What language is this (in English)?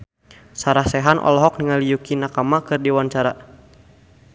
Sundanese